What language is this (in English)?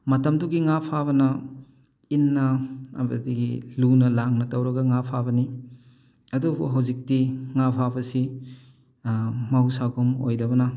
Manipuri